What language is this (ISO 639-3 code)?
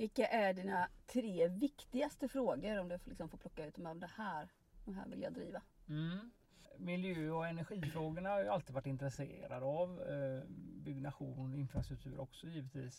swe